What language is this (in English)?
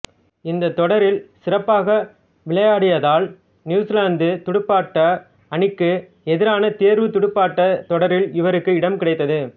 Tamil